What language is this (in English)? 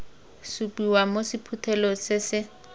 Tswana